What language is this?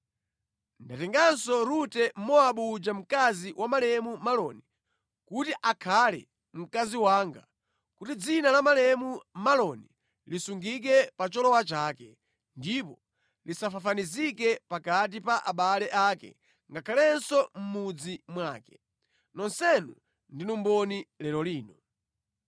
Nyanja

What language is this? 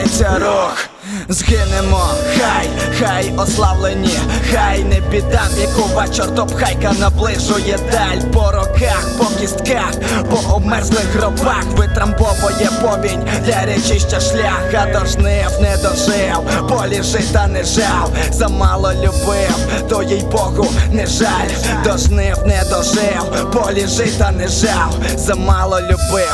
Ukrainian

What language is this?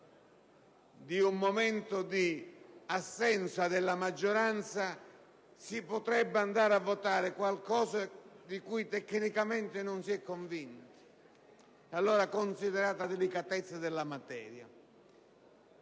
Italian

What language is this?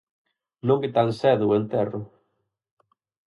Galician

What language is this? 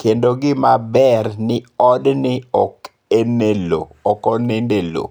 Luo (Kenya and Tanzania)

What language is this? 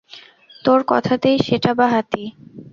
Bangla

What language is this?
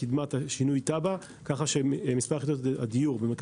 Hebrew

